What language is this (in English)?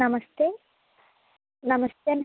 Telugu